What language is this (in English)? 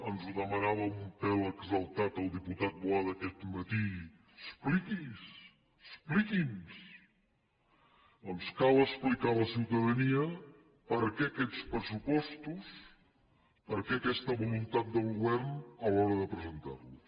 Catalan